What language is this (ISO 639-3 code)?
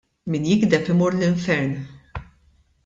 mlt